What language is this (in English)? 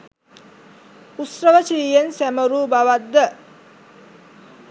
Sinhala